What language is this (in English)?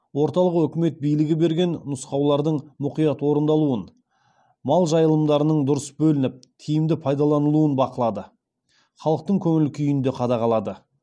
Kazakh